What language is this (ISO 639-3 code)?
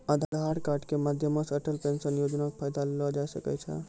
mai